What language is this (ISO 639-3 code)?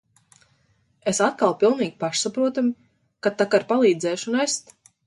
lav